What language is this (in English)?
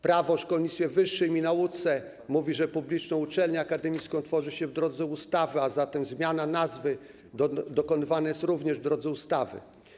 Polish